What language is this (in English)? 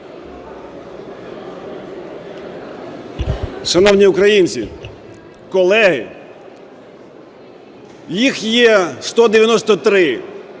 Ukrainian